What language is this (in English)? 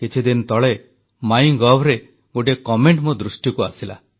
Odia